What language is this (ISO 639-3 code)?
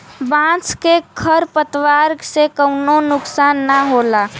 bho